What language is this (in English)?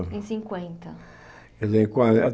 Portuguese